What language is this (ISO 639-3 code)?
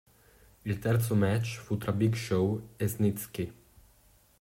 ita